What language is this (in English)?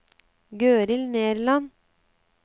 Norwegian